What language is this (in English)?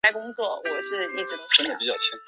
Chinese